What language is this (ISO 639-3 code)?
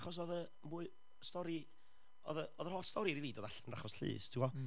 cym